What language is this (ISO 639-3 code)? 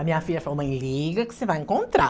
por